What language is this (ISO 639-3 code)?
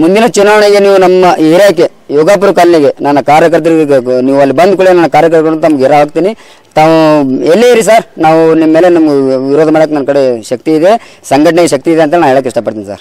hin